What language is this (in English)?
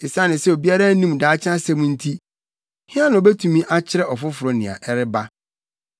Akan